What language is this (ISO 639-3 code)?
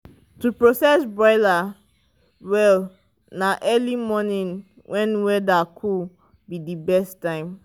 pcm